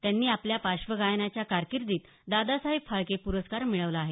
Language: Marathi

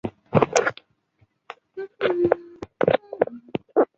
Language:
Chinese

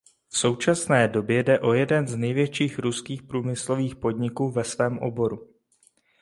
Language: Czech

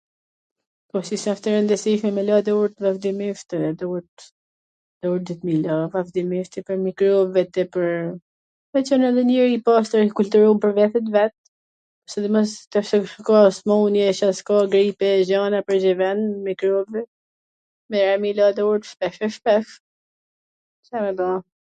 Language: Gheg Albanian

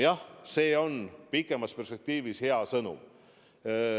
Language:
Estonian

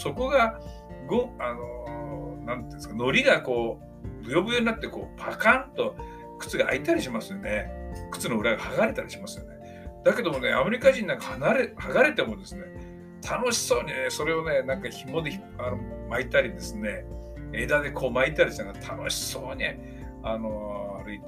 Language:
Japanese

